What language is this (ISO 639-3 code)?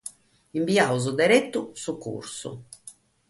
srd